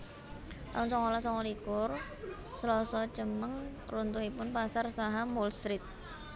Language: Javanese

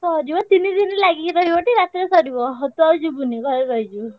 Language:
Odia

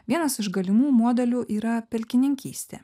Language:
Lithuanian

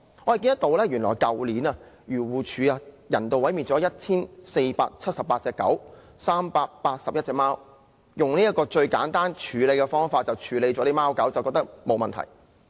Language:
Cantonese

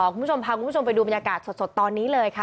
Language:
Thai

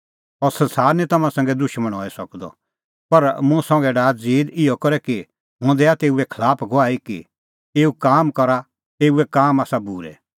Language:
Kullu Pahari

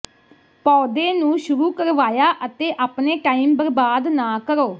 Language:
Punjabi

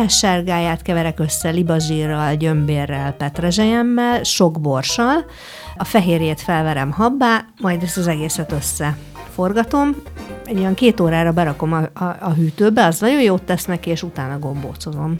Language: Hungarian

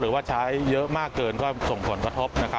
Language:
Thai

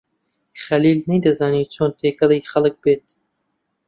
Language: Central Kurdish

